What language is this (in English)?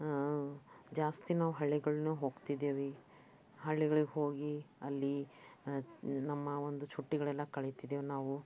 Kannada